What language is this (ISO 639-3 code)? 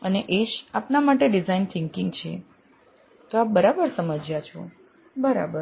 guj